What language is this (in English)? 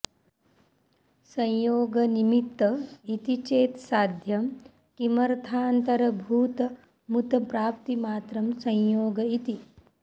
Sanskrit